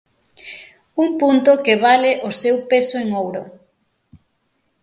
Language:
Galician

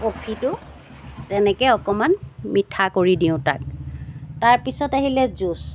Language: Assamese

